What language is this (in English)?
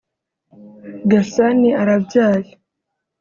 Kinyarwanda